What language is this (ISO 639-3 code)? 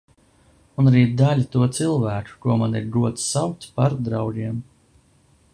lav